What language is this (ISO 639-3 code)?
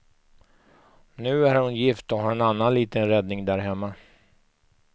swe